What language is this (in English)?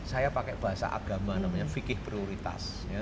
Indonesian